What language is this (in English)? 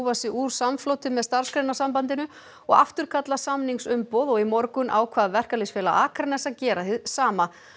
Icelandic